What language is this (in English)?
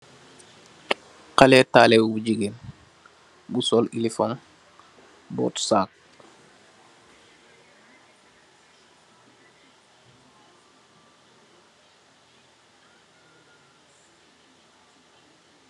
Wolof